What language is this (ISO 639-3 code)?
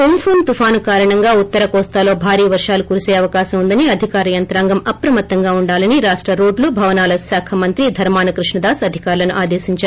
tel